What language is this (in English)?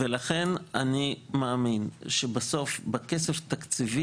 Hebrew